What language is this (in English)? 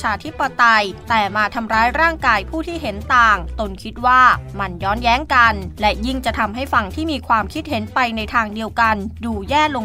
Thai